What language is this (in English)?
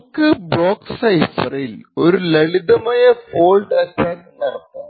Malayalam